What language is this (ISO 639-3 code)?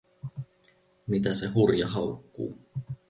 fin